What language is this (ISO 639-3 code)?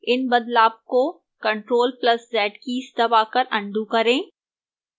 hin